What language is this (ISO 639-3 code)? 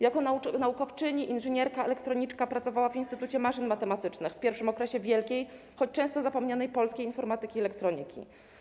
pol